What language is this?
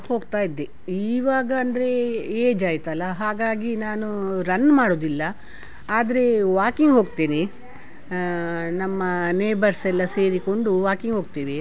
Kannada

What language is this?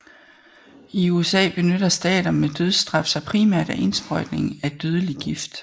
Danish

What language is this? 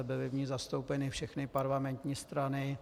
Czech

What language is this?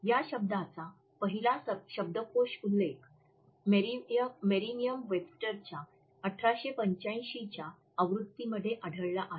Marathi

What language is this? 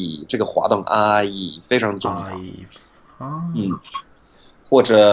Chinese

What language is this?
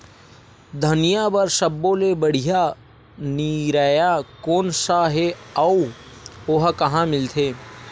Chhattisgarhi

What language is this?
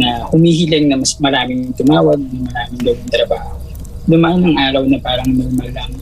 Filipino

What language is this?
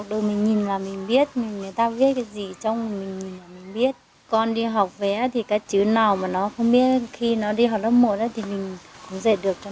Vietnamese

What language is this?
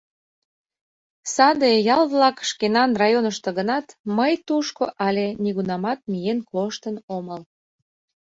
Mari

